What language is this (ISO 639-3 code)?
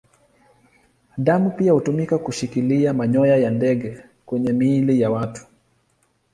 swa